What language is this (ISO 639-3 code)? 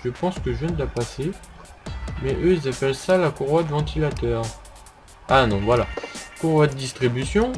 fra